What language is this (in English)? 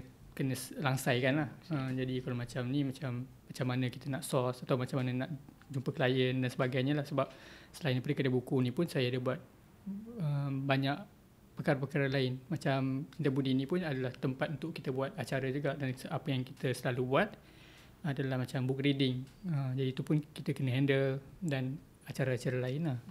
Malay